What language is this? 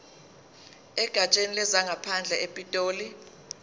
Zulu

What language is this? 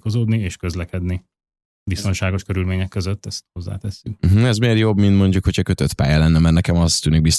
Hungarian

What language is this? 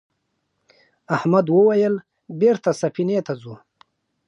Pashto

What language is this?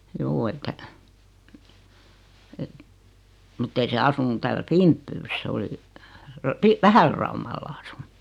Finnish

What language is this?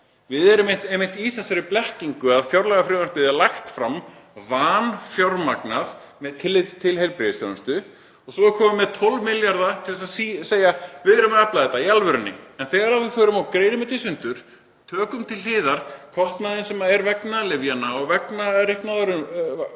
Icelandic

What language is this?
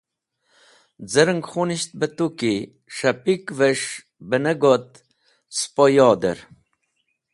Wakhi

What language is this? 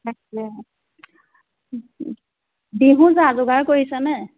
Assamese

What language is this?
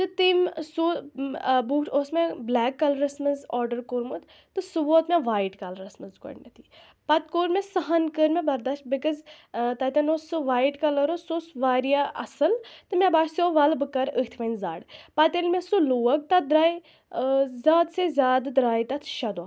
Kashmiri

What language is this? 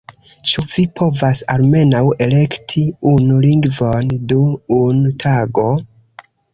Esperanto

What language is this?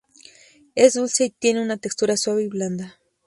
Spanish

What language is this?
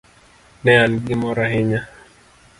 Luo (Kenya and Tanzania)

